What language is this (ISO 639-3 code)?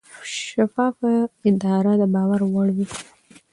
pus